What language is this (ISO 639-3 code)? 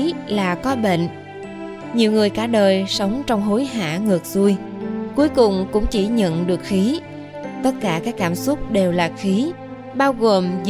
vie